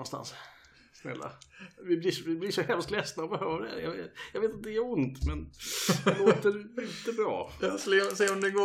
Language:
Swedish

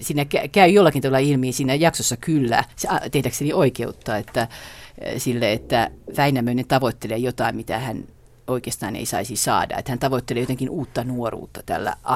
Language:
Finnish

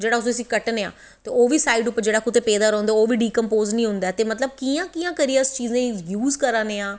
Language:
Dogri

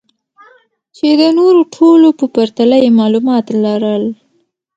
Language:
Pashto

